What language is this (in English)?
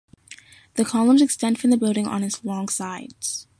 English